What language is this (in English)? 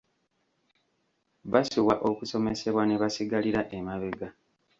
Ganda